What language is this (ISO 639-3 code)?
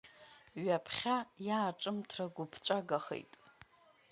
abk